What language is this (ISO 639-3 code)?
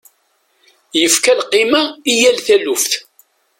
kab